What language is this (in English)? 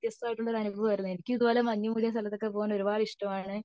Malayalam